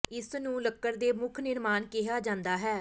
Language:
Punjabi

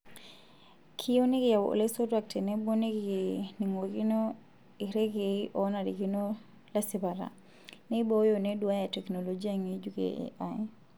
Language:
Masai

